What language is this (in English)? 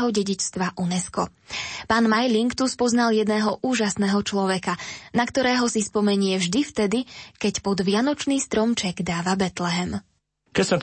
Slovak